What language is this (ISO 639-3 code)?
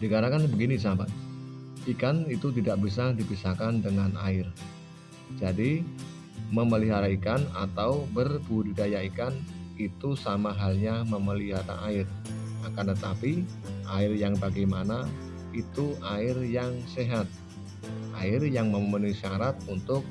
ind